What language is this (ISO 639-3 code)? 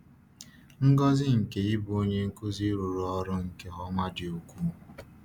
ibo